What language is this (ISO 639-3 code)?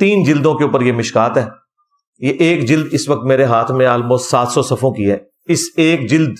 urd